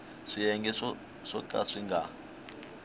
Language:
Tsonga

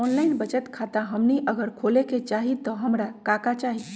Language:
Magahi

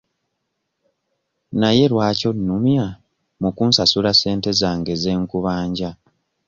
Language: Ganda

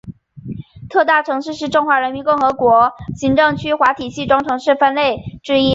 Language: Chinese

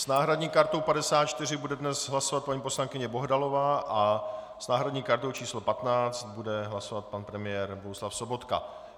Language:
Czech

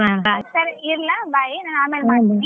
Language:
Kannada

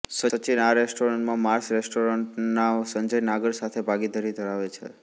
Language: Gujarati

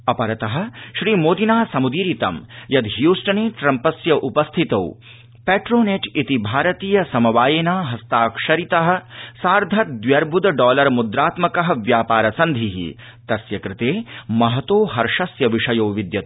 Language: Sanskrit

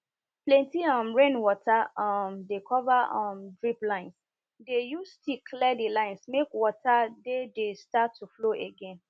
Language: Nigerian Pidgin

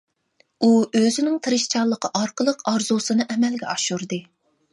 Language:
Uyghur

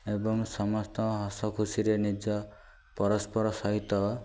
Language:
Odia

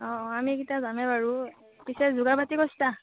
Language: Assamese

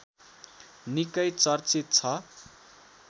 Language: Nepali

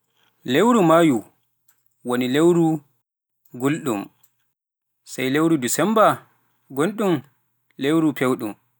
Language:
Pular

